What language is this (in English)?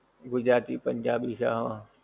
Gujarati